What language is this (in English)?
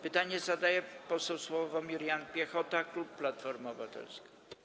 Polish